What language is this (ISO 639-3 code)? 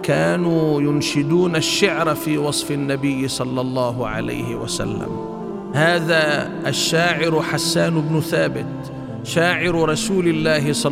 ara